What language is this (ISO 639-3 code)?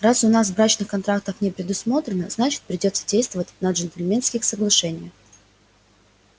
rus